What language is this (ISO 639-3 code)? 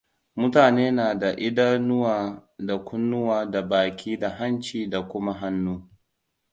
hau